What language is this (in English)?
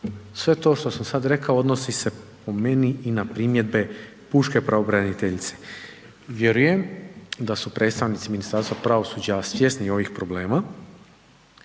Croatian